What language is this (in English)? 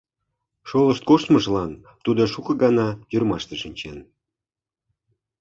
Mari